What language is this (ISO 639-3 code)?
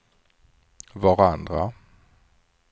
swe